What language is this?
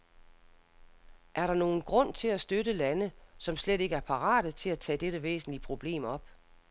Danish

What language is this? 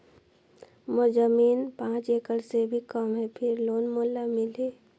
Chhattisgarhi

